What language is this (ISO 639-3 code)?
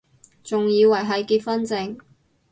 yue